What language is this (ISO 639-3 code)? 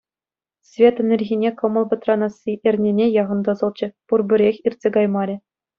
chv